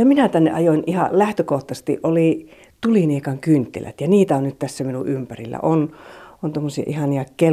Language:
Finnish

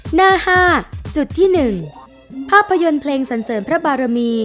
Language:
Thai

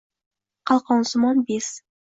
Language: Uzbek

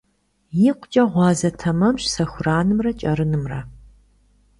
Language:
Kabardian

